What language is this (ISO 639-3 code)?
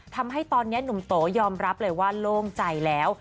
tha